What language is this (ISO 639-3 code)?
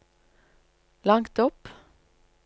nor